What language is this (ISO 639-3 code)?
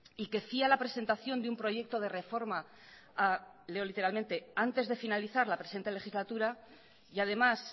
spa